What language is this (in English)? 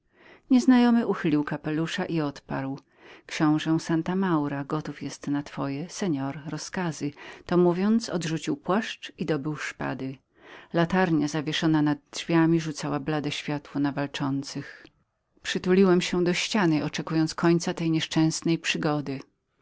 Polish